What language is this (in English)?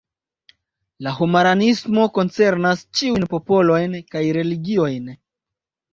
Esperanto